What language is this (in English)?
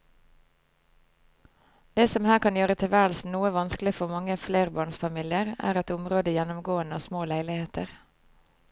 Norwegian